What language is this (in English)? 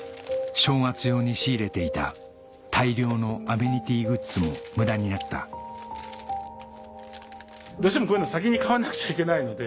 Japanese